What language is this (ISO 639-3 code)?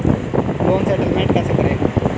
hin